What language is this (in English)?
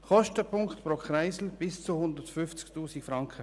Swiss German